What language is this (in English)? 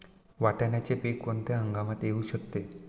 Marathi